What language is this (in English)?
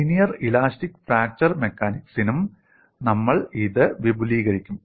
Malayalam